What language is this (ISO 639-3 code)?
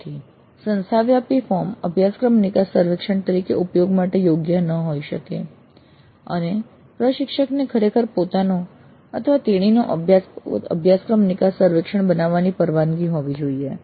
guj